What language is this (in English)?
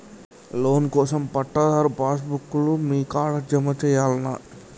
Telugu